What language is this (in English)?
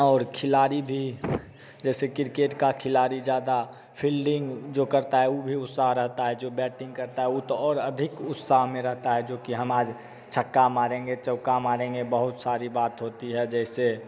Hindi